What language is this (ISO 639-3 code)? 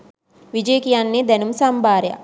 sin